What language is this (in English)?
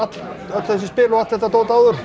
Icelandic